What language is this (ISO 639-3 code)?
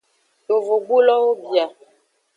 ajg